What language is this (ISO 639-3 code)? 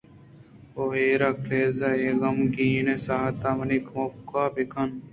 bgp